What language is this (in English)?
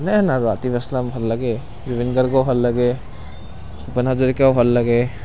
Assamese